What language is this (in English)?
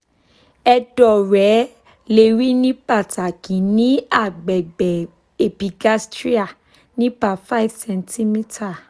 Yoruba